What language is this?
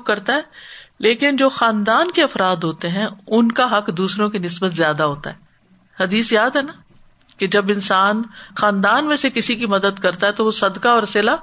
Urdu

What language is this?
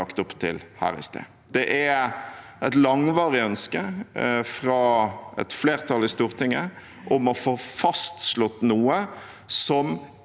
Norwegian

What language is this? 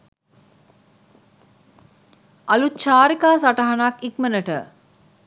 Sinhala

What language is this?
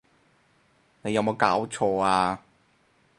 Cantonese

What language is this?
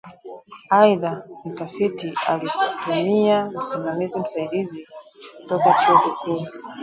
Swahili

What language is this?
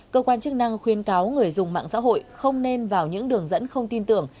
Vietnamese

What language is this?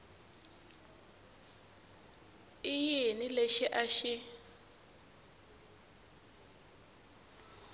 Tsonga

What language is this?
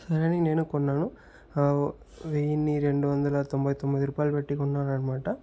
Telugu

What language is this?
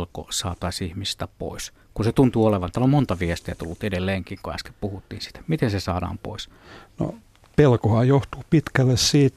Finnish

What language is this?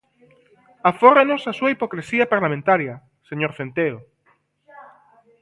Galician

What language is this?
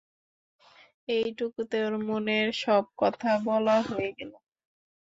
Bangla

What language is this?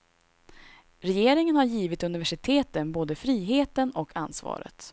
Swedish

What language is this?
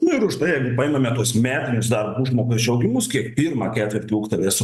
Lithuanian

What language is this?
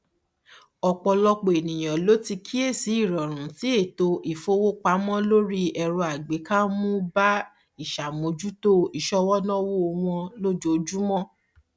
Yoruba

